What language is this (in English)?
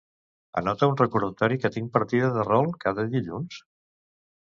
Catalan